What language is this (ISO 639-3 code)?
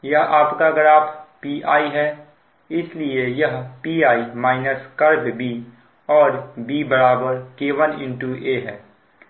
hin